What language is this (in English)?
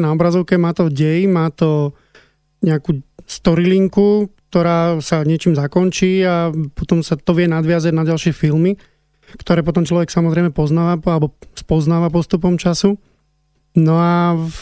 Slovak